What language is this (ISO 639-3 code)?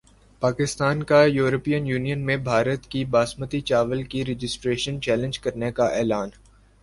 urd